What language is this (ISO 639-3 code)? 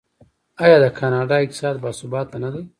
pus